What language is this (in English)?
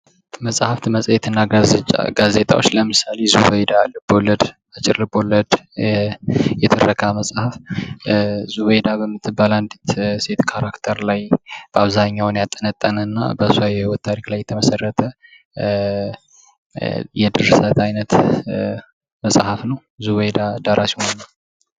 Amharic